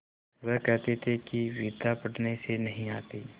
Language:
Hindi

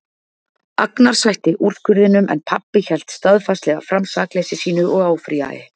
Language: Icelandic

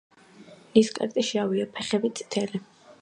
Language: Georgian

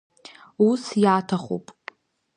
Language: Abkhazian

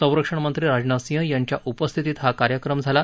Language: Marathi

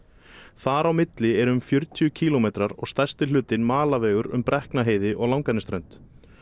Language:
Icelandic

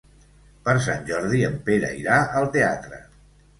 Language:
Catalan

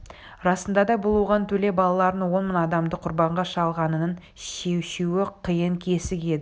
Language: Kazakh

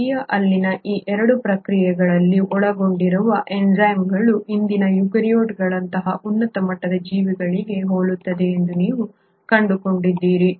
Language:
Kannada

